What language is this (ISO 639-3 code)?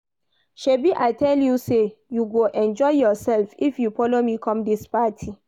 pcm